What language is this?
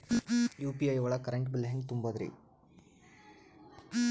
Kannada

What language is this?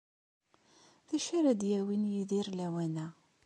Kabyle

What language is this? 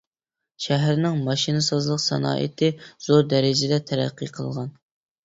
Uyghur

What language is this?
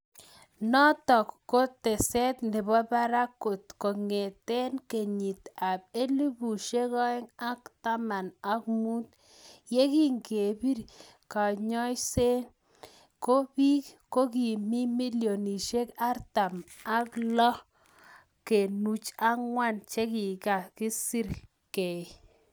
Kalenjin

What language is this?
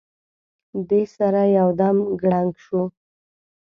Pashto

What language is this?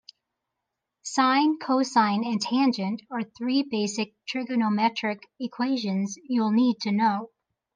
English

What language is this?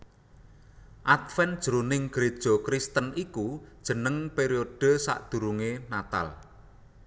Javanese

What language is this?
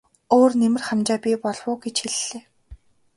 Mongolian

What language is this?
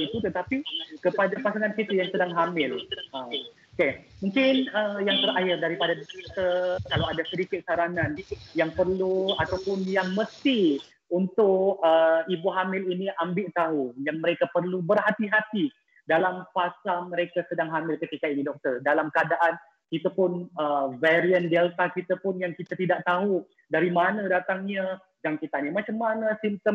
Malay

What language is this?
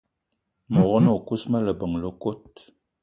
Eton (Cameroon)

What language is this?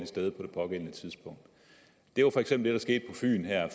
Danish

